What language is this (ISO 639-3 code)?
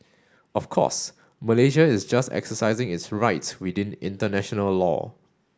eng